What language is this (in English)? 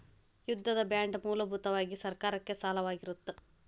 Kannada